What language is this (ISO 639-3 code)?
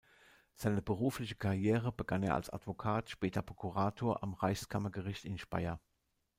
deu